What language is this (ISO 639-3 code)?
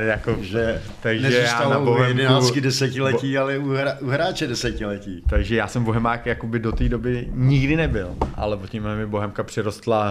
ces